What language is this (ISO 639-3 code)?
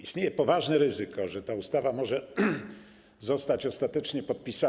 pol